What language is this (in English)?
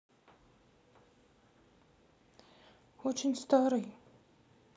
Russian